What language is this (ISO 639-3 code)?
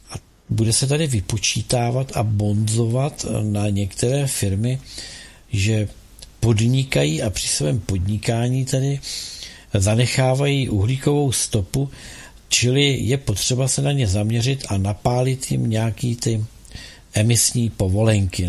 ces